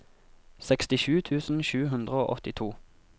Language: Norwegian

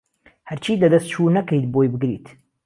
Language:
Central Kurdish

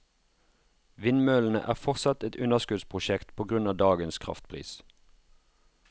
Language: Norwegian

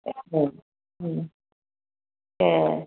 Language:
Bodo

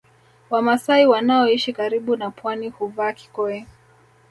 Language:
Swahili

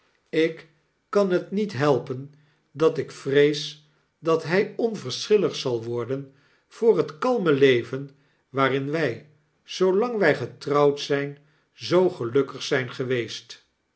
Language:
Dutch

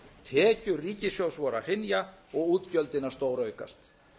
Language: Icelandic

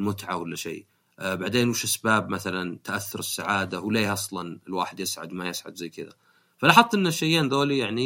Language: Arabic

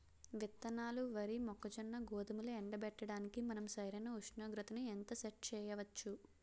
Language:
Telugu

